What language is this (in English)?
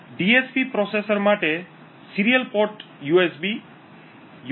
Gujarati